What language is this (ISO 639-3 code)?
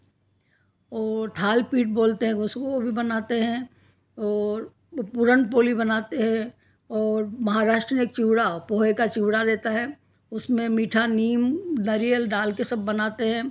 hin